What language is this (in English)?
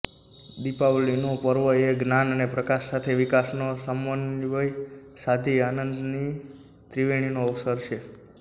Gujarati